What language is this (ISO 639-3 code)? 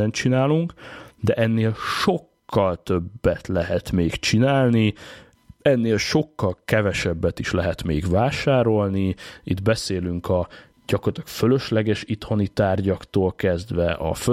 hun